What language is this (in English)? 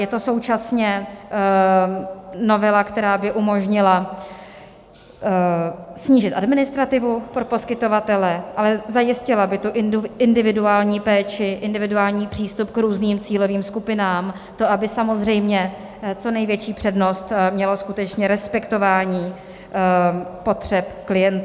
Czech